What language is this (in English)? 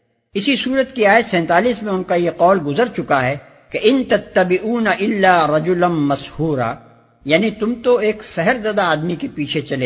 Urdu